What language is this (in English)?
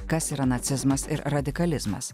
Lithuanian